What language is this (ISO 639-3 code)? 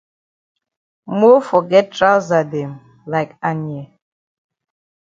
wes